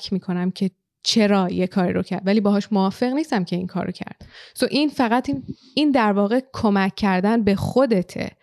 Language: Persian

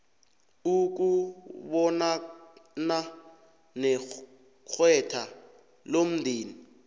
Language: South Ndebele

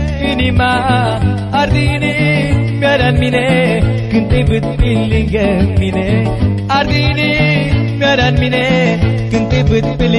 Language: Romanian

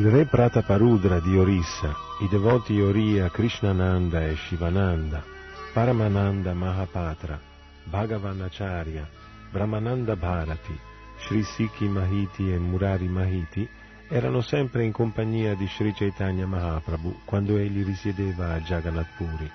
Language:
Italian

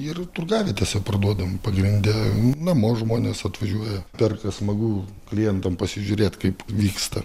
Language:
Lithuanian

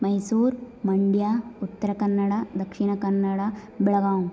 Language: Sanskrit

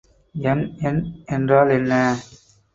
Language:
Tamil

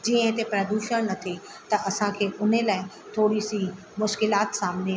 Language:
Sindhi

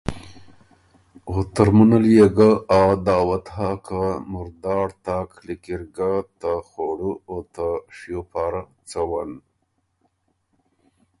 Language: Ormuri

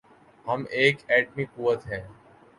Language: Urdu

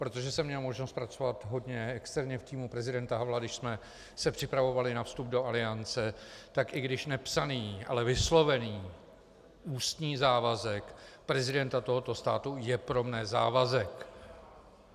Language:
Czech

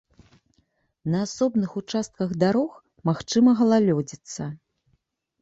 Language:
Belarusian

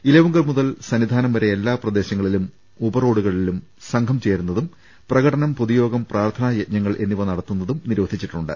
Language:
Malayalam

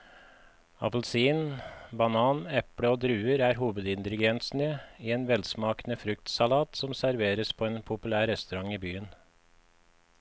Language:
Norwegian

